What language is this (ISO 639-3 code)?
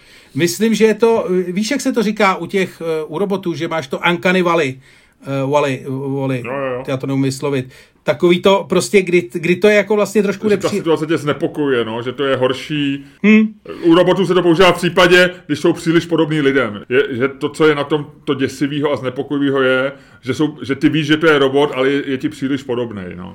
ces